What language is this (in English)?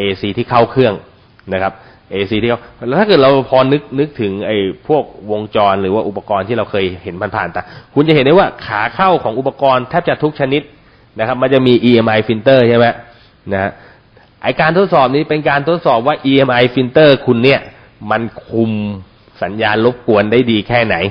Thai